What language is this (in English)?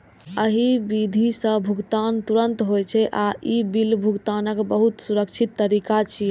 Maithili